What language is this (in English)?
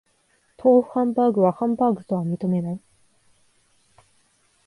Japanese